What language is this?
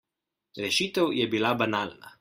Slovenian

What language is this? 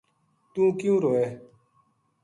Gujari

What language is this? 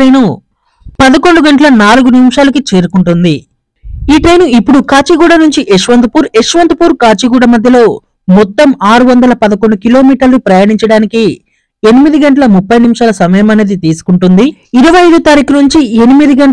Telugu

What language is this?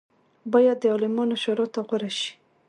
Pashto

